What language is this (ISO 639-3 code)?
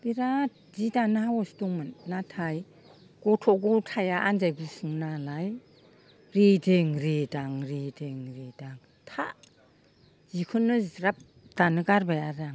brx